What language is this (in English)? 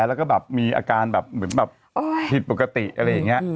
Thai